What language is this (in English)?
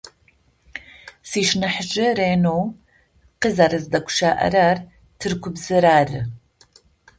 Adyghe